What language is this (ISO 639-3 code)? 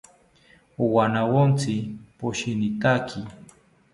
cpy